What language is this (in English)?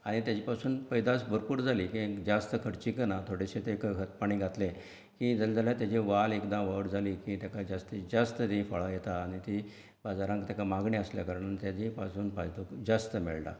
Konkani